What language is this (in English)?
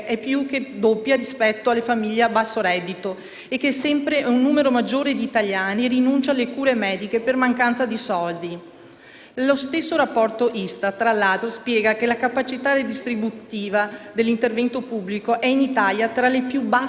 Italian